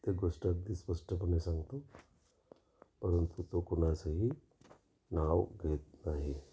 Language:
Marathi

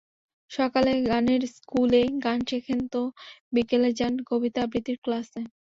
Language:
Bangla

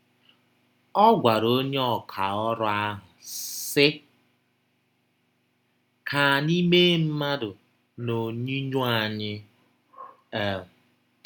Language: Igbo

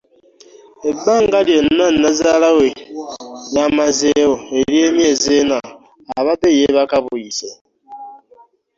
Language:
Ganda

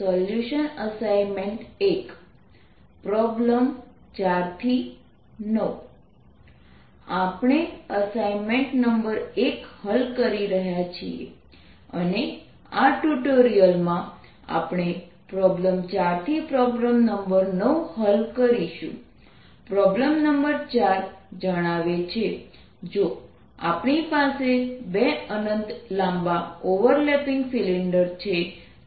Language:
Gujarati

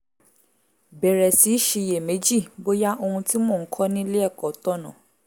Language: Yoruba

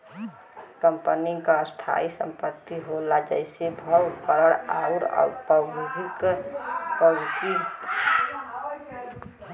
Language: Bhojpuri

